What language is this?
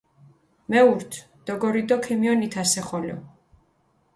Mingrelian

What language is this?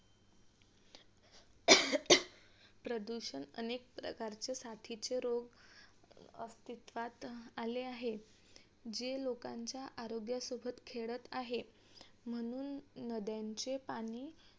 Marathi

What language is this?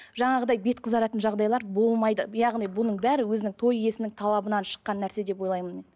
Kazakh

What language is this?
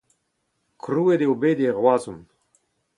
Breton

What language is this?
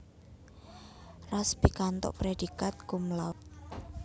Javanese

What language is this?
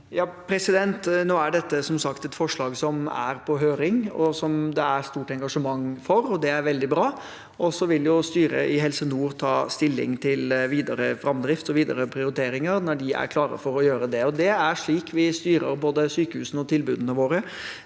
Norwegian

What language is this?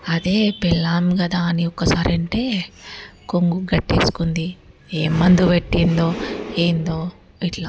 Telugu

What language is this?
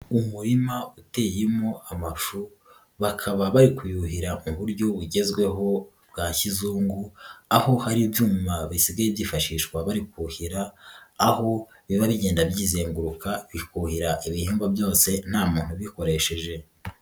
Kinyarwanda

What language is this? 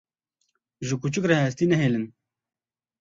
Kurdish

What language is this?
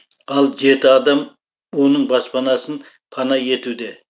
Kazakh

